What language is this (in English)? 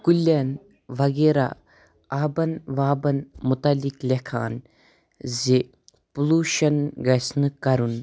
Kashmiri